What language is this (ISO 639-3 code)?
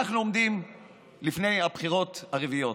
heb